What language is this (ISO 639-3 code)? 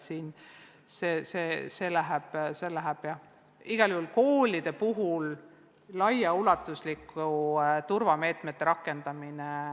est